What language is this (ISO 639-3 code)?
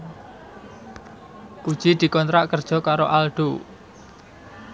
jav